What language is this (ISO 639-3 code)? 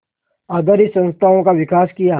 hin